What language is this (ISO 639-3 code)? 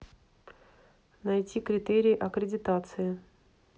rus